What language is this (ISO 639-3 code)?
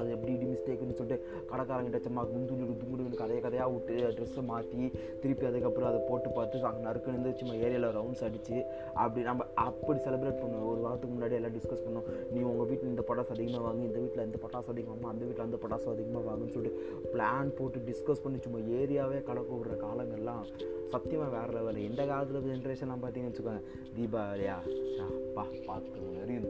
tam